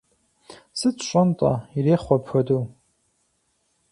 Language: Kabardian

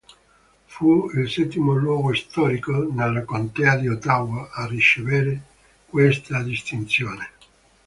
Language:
Italian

